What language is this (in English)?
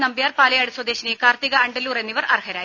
Malayalam